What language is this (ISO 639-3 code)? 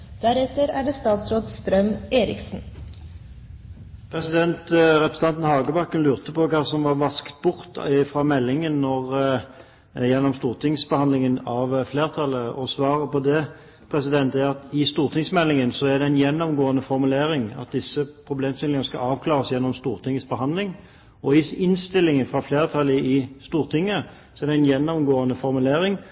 nob